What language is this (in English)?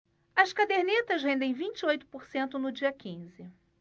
Portuguese